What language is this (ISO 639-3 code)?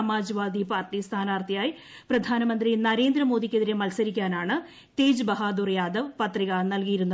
mal